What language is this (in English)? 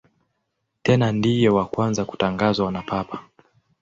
Swahili